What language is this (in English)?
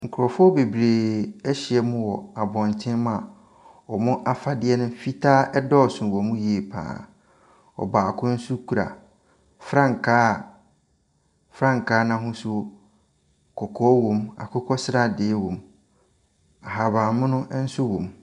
Akan